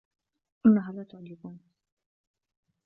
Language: Arabic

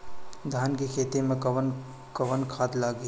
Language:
Bhojpuri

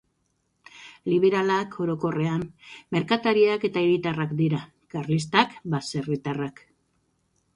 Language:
Basque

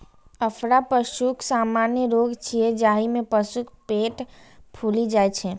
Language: Maithili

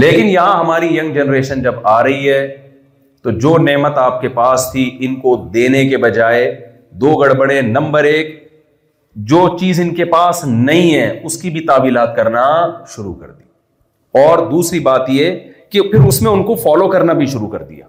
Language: Urdu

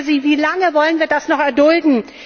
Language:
German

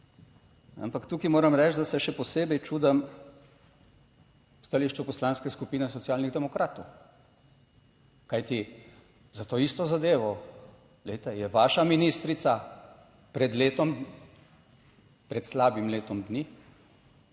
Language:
Slovenian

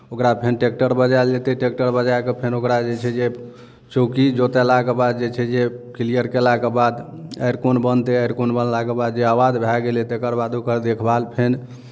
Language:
Maithili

